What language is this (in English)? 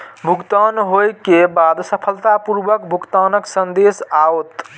Maithili